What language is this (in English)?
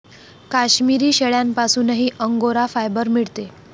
Marathi